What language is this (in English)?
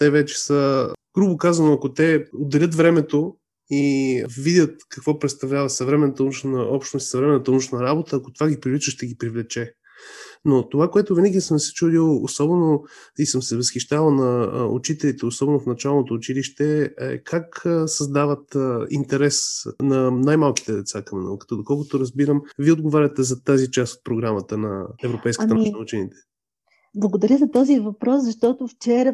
Bulgarian